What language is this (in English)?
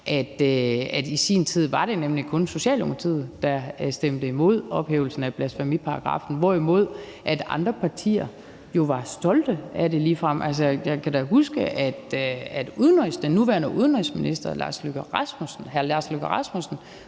Danish